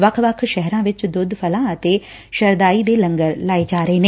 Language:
Punjabi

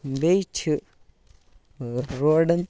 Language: Kashmiri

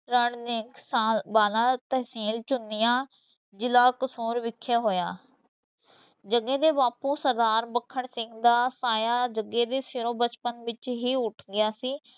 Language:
Punjabi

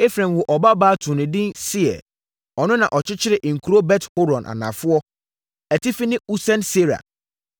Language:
Akan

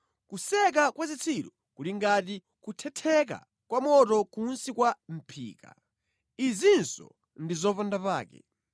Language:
Nyanja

